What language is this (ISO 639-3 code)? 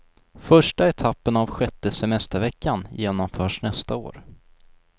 swe